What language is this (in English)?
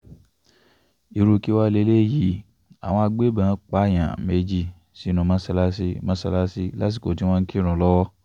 Yoruba